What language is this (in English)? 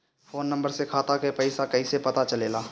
Bhojpuri